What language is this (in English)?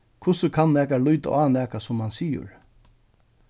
Faroese